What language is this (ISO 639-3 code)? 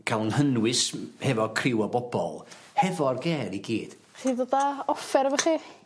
cym